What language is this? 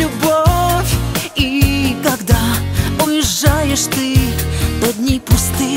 Russian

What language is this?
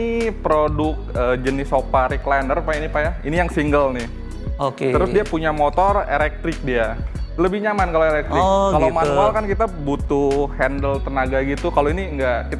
Indonesian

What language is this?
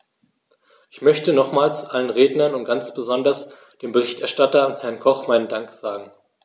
German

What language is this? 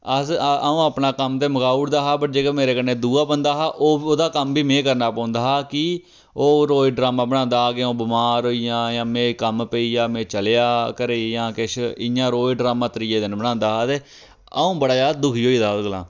Dogri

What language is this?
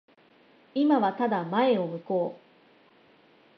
Japanese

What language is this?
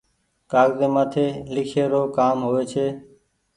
Goaria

